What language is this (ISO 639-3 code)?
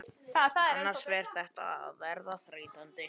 isl